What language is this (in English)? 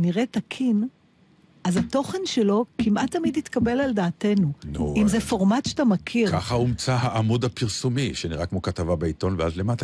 Hebrew